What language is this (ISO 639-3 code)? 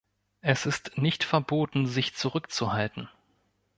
deu